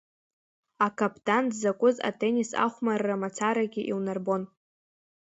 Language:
Abkhazian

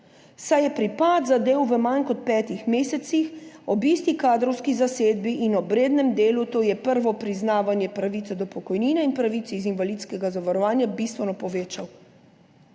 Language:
Slovenian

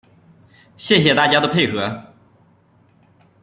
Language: Chinese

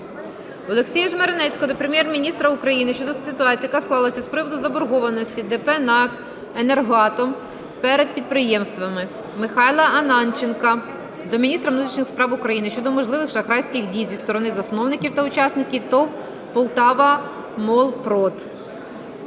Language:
Ukrainian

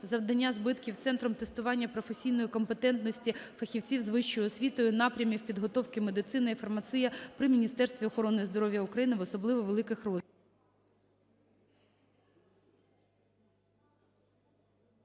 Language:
Ukrainian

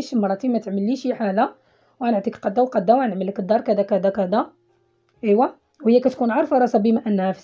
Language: Arabic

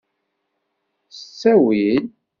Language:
Kabyle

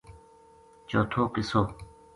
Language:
Gujari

